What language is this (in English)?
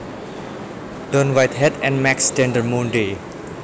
Javanese